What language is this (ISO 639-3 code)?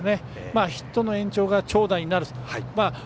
jpn